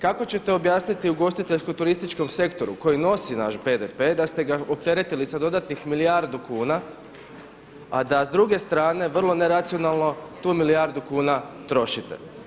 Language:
Croatian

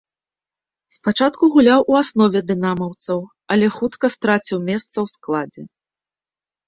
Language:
Belarusian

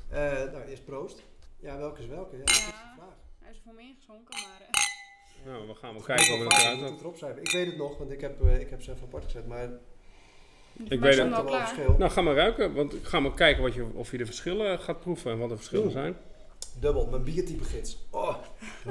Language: Dutch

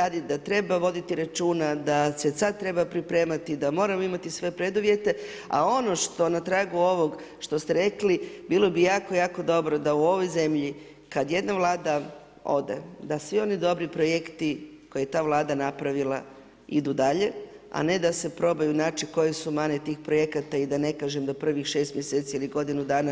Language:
Croatian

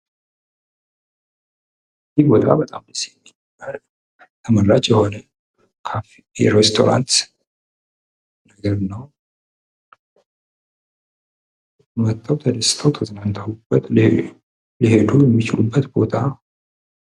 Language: Amharic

